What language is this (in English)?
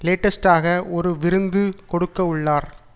Tamil